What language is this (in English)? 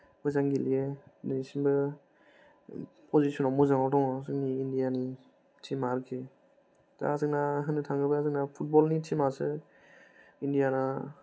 Bodo